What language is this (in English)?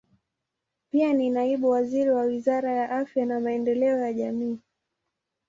Swahili